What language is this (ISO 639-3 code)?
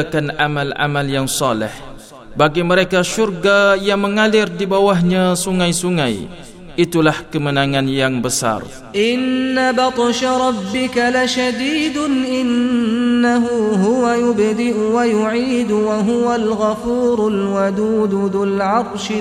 msa